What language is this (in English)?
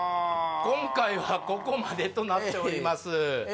Japanese